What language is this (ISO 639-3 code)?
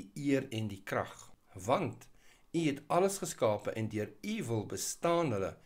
nld